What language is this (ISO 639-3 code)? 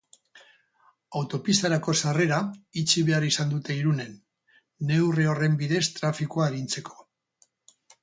eus